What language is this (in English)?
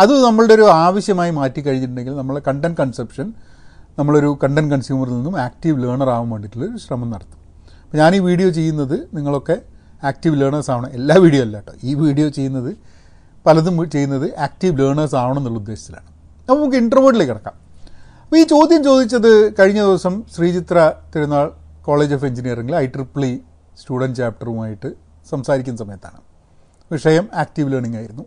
Malayalam